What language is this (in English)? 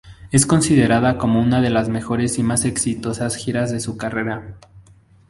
Spanish